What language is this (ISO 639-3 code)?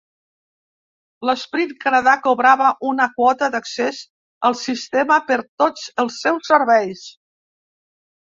cat